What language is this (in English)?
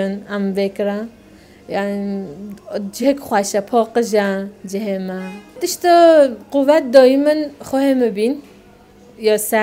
Arabic